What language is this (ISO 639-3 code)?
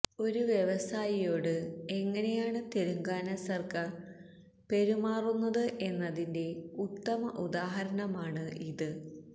mal